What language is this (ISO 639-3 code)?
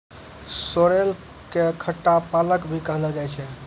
mai